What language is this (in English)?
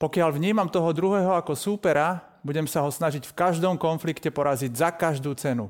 Slovak